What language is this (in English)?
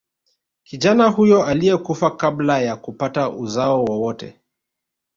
Swahili